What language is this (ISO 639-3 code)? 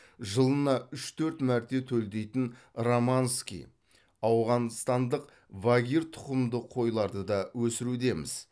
kaz